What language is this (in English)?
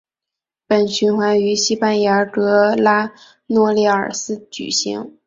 Chinese